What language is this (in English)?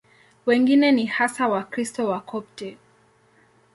Swahili